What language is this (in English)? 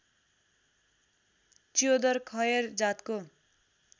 Nepali